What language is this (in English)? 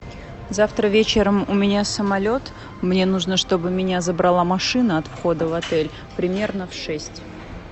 Russian